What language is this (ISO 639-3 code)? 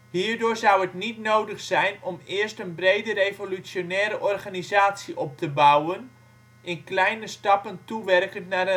nld